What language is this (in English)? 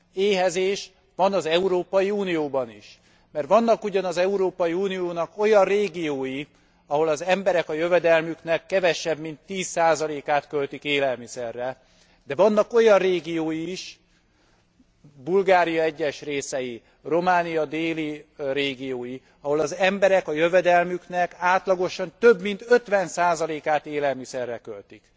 Hungarian